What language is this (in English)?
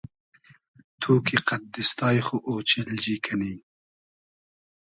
Hazaragi